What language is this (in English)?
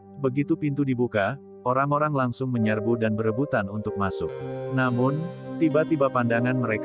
Indonesian